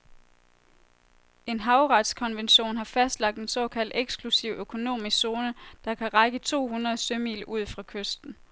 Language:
Danish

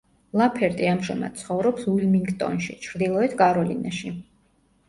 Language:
Georgian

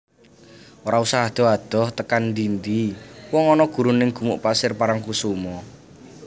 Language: Javanese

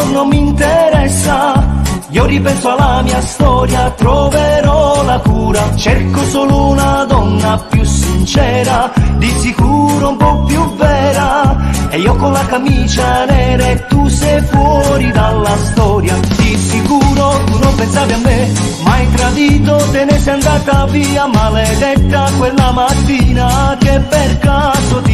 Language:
Italian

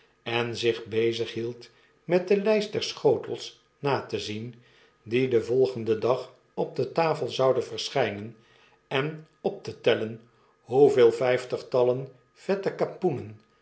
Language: Dutch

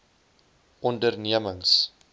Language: Afrikaans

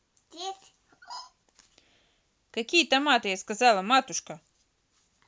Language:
Russian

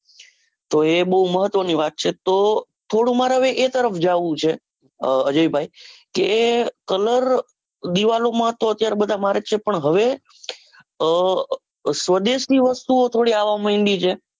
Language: Gujarati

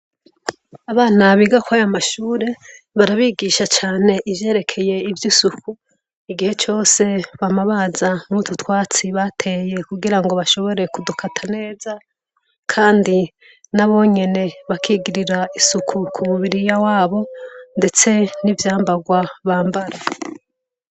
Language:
Rundi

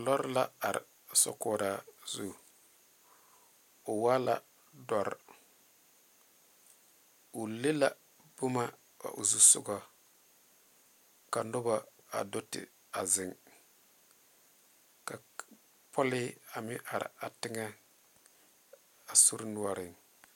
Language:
Southern Dagaare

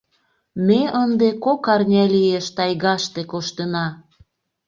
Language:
Mari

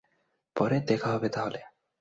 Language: Bangla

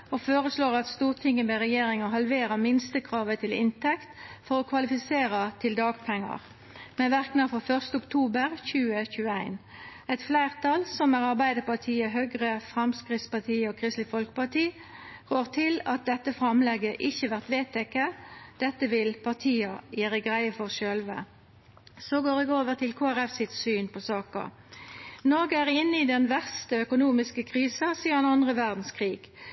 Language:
Norwegian Nynorsk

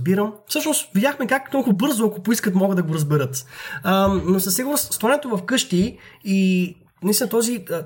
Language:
Bulgarian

